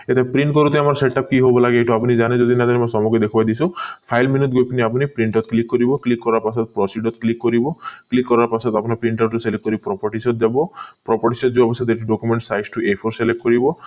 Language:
Assamese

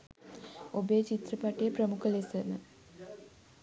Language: Sinhala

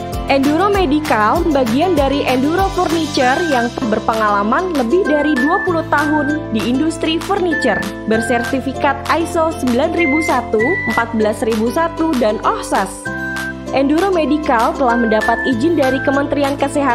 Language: Indonesian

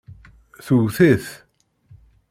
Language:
Kabyle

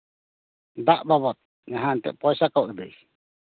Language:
Santali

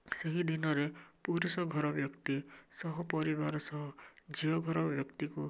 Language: Odia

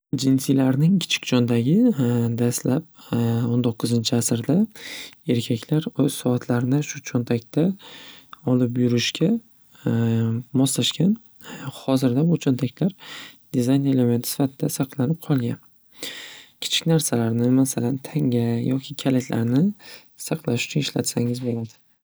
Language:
Uzbek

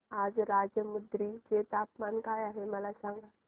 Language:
Marathi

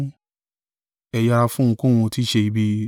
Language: Yoruba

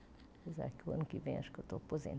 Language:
Portuguese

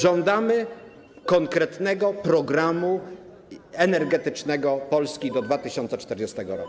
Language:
Polish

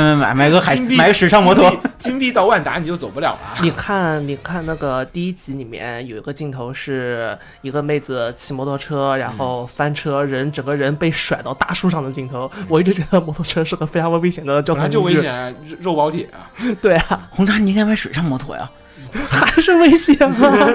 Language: Chinese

